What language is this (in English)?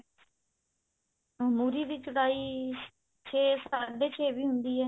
Punjabi